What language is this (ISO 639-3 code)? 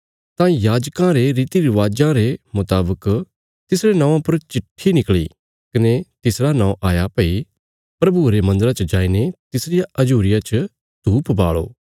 kfs